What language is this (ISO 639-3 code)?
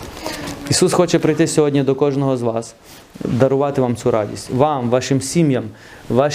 ukr